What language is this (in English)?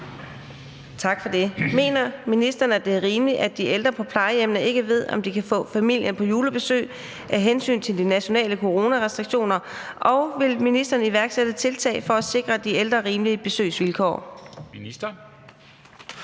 Danish